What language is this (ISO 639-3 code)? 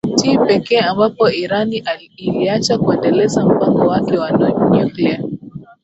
swa